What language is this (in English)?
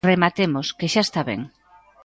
Galician